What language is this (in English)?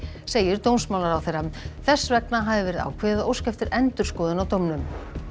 Icelandic